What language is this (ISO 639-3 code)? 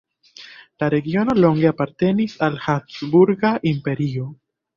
epo